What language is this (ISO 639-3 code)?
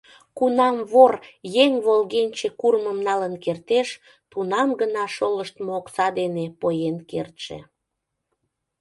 chm